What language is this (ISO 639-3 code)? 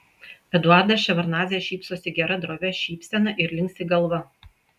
lit